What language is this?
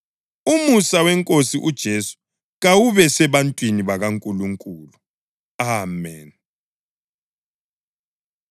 North Ndebele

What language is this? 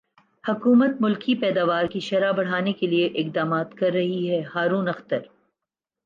Urdu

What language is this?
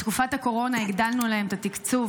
Hebrew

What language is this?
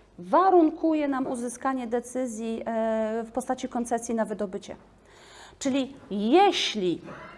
Polish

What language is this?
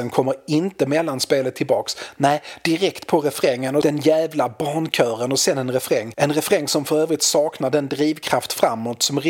Swedish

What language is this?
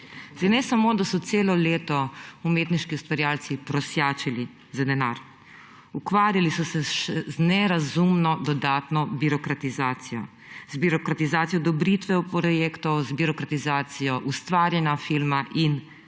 Slovenian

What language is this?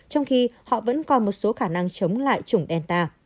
Vietnamese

